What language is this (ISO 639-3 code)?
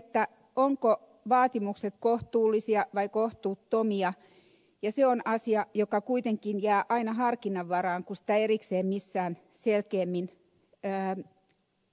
fin